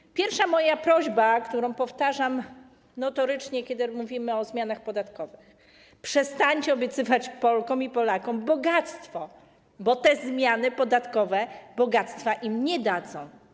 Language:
Polish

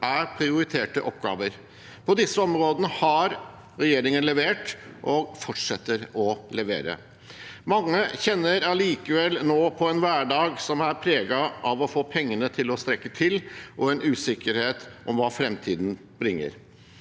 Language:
Norwegian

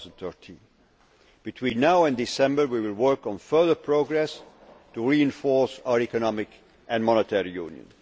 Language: English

